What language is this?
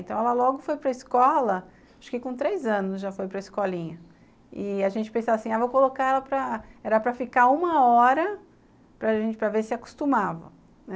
Portuguese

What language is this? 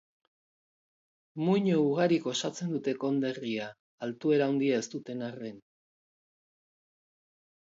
Basque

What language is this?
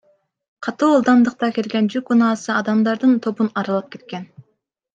Kyrgyz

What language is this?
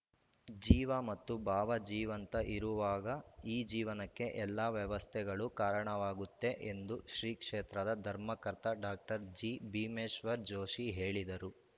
Kannada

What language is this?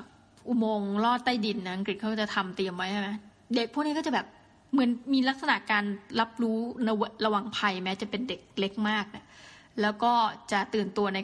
Thai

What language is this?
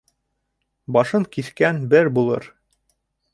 Bashkir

